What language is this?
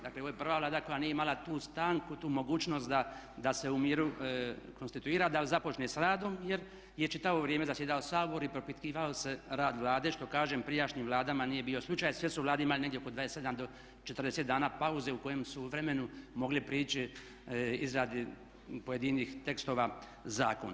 Croatian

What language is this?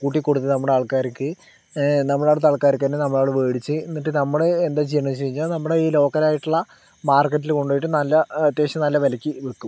Malayalam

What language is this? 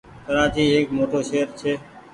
Goaria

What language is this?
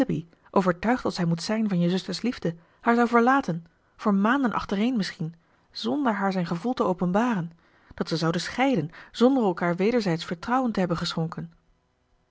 Dutch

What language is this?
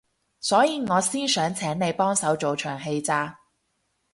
Cantonese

